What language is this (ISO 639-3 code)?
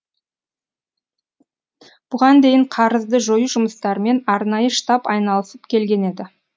kaz